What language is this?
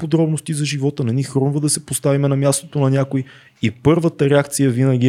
Bulgarian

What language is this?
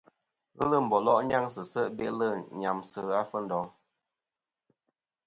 Kom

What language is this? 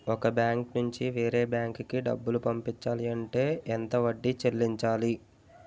Telugu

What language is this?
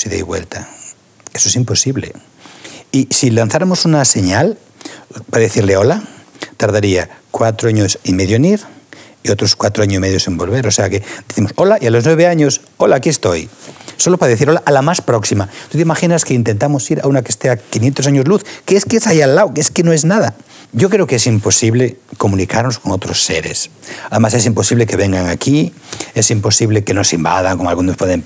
Spanish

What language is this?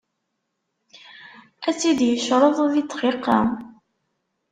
Kabyle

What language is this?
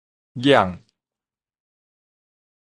Min Nan Chinese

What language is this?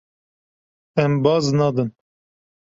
Kurdish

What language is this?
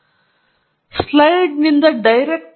Kannada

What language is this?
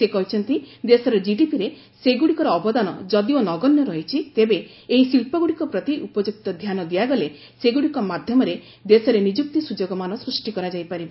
Odia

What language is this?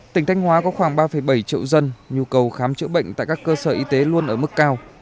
Vietnamese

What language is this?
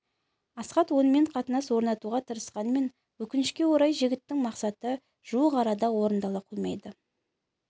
Kazakh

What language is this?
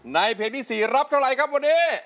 Thai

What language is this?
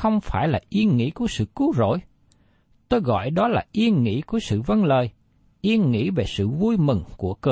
Vietnamese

